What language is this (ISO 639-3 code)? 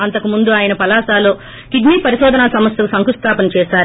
tel